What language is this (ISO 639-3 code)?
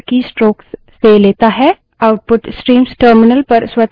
hin